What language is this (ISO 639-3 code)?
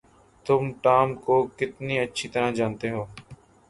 urd